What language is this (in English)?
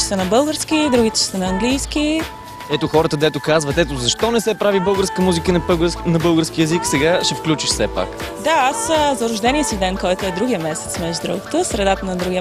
Bulgarian